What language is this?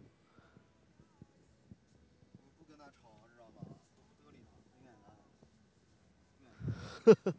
Chinese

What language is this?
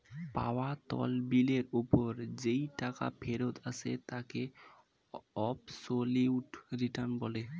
Bangla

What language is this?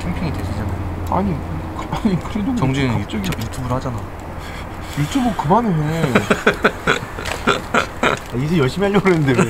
Korean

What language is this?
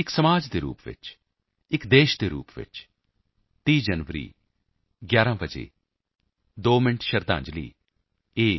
Punjabi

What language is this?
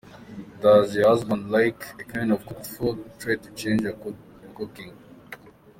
Kinyarwanda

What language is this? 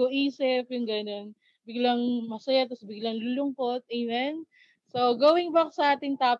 Filipino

